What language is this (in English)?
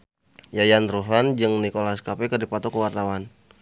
Sundanese